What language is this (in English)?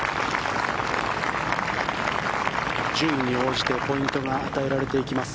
Japanese